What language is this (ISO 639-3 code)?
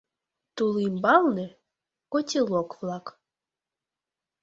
chm